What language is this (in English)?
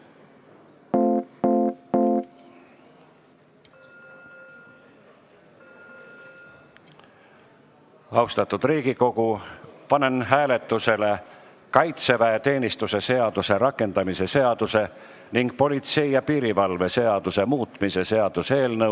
Estonian